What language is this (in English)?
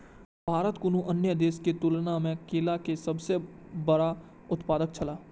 Maithili